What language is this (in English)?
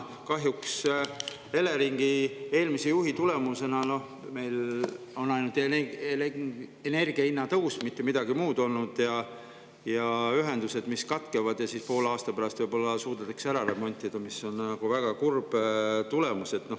Estonian